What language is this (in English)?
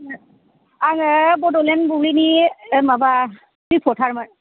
Bodo